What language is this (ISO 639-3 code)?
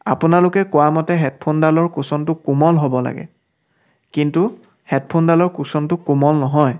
asm